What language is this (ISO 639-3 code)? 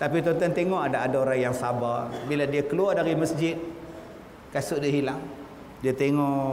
msa